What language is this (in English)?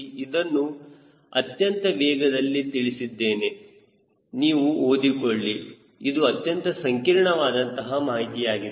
Kannada